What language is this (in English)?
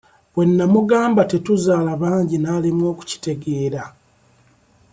Ganda